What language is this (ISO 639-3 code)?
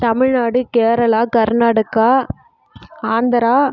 tam